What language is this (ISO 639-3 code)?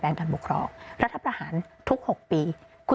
tha